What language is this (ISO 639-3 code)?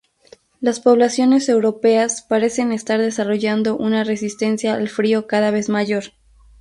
spa